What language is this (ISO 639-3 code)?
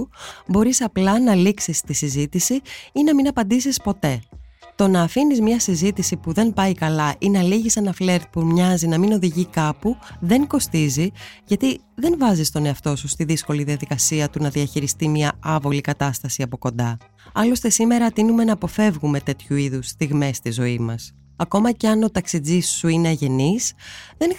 ell